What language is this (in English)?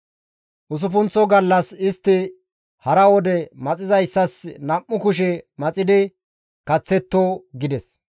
Gamo